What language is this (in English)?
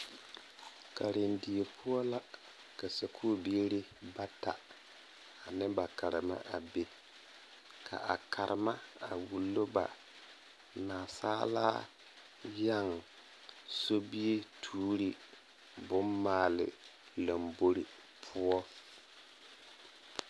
Southern Dagaare